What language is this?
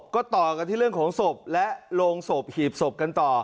Thai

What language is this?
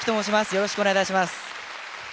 Japanese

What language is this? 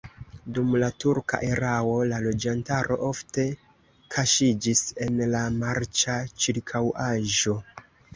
Esperanto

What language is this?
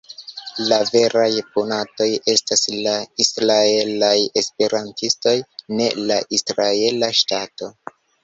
Esperanto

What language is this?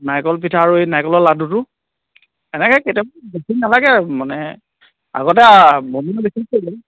Assamese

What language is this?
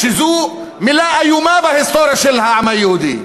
Hebrew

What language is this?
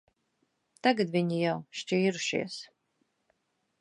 Latvian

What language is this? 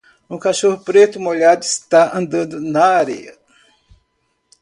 Portuguese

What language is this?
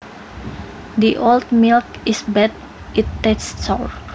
Javanese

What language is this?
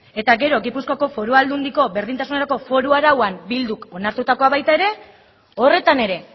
Basque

